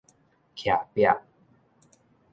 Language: Min Nan Chinese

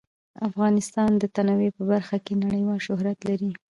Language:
Pashto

